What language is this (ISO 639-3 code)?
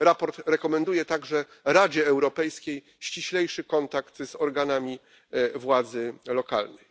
pol